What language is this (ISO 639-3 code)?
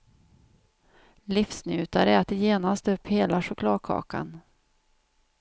swe